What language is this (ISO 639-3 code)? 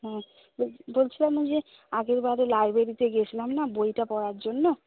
ben